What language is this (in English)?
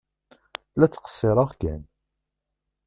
Kabyle